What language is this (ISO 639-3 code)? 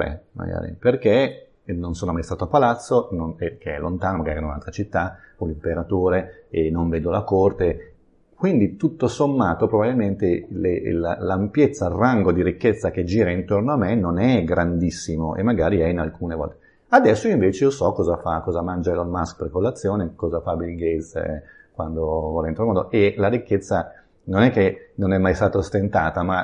ita